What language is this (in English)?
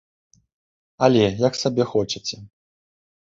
Belarusian